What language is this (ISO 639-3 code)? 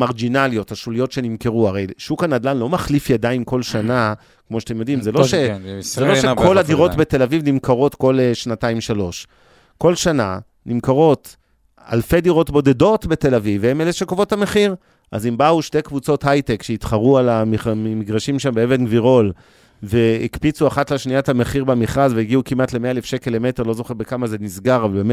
heb